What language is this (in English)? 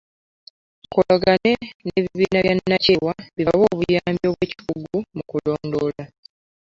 Ganda